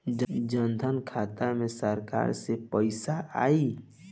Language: Bhojpuri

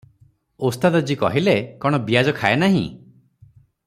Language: Odia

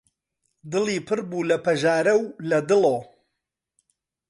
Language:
Central Kurdish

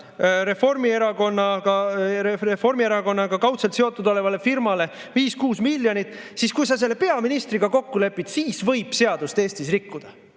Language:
Estonian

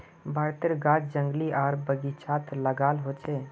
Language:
Magahi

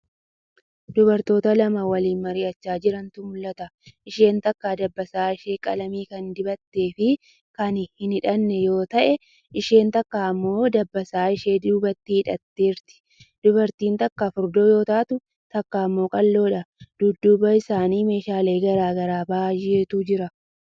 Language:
Oromo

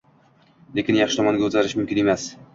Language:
Uzbek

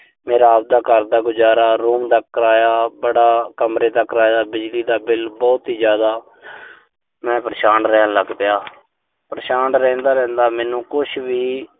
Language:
Punjabi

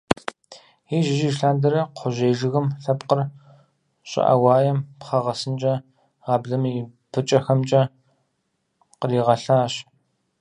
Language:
Kabardian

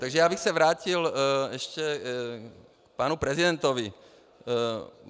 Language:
Czech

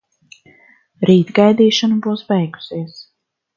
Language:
Latvian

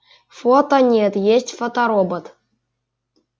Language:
Russian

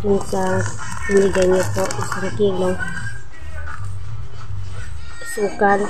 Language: Filipino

